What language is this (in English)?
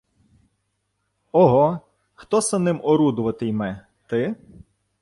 Ukrainian